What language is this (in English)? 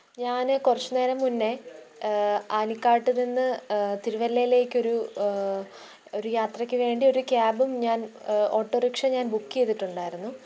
Malayalam